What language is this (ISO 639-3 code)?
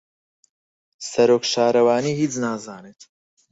ckb